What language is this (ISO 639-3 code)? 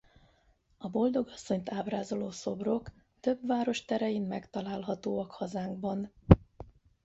hun